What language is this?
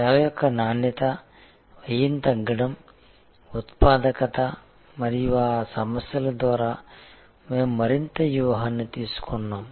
Telugu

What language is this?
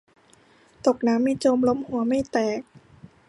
Thai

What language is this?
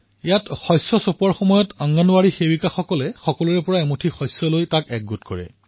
Assamese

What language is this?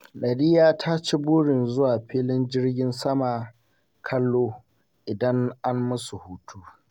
Hausa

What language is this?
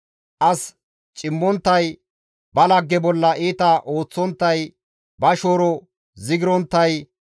Gamo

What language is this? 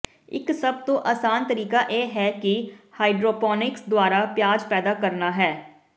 Punjabi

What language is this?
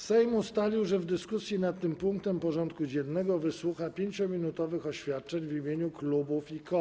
Polish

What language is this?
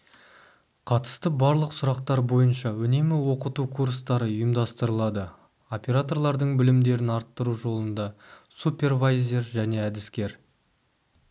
Kazakh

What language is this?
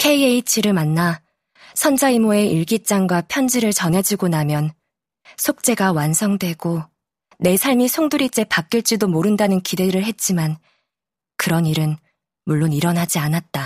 Korean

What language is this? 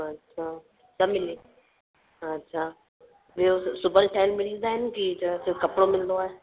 Sindhi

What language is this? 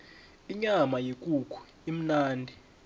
South Ndebele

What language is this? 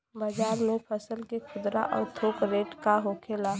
Bhojpuri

